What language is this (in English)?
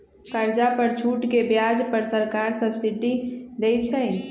Magahi